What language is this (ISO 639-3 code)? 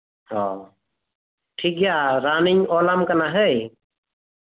sat